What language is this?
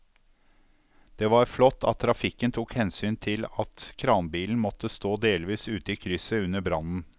Norwegian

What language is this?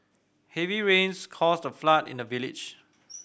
English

